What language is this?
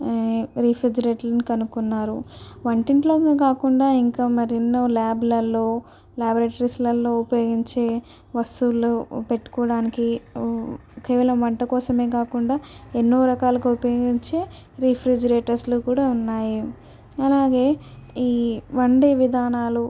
Telugu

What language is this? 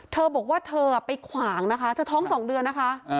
Thai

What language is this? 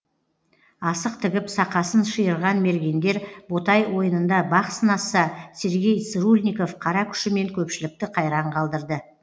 Kazakh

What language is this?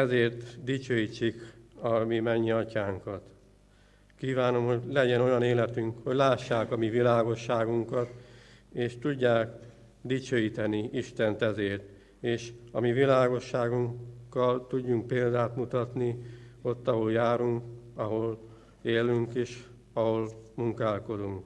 Hungarian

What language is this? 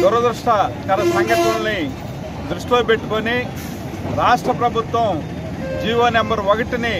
Telugu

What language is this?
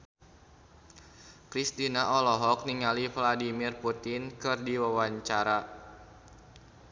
Sundanese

